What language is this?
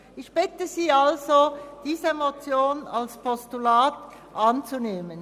Swiss German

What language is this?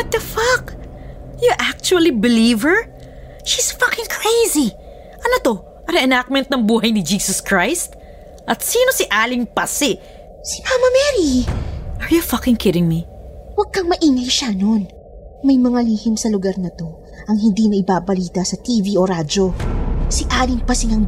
Filipino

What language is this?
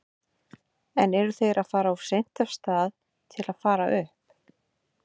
Icelandic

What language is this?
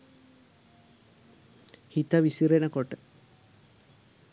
Sinhala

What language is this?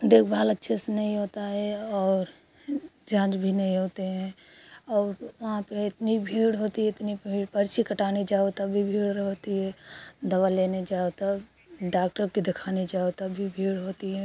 Hindi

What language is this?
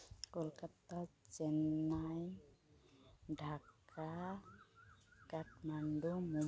Santali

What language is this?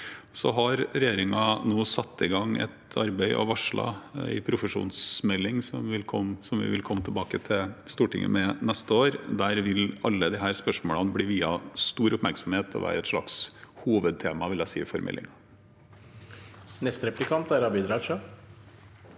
Norwegian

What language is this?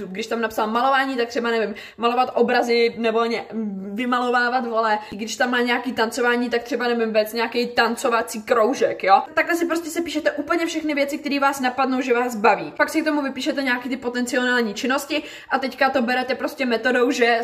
Czech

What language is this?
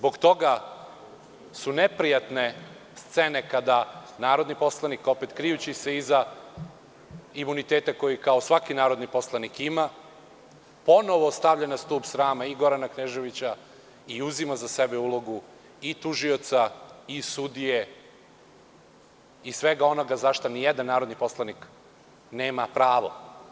Serbian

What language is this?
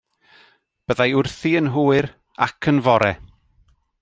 Welsh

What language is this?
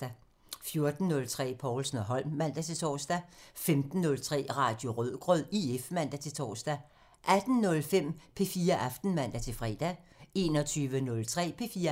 Danish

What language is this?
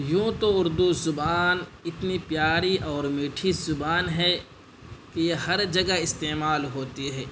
Urdu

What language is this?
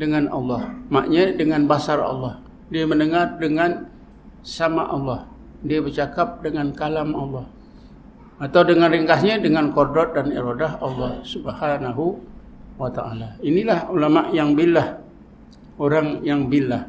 Malay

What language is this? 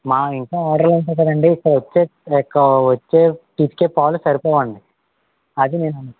Telugu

